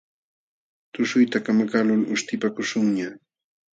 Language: Jauja Wanca Quechua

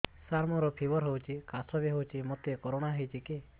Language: Odia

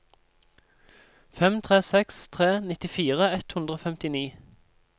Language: Norwegian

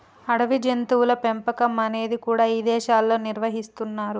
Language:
Telugu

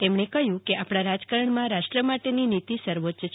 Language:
Gujarati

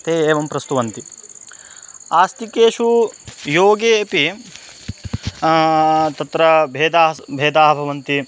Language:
Sanskrit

